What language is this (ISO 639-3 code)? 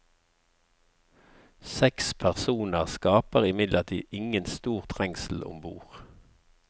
nor